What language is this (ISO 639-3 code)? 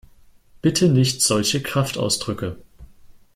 deu